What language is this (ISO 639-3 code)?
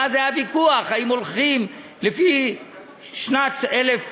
heb